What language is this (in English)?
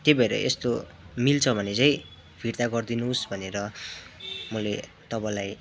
Nepali